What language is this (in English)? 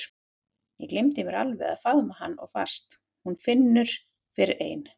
Icelandic